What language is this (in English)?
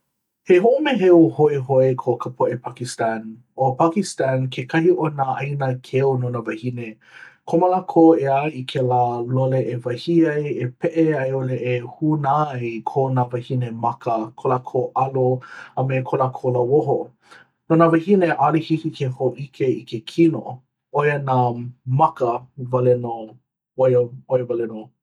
Hawaiian